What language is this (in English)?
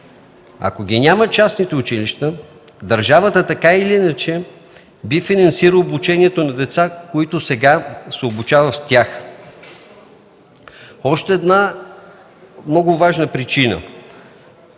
Bulgarian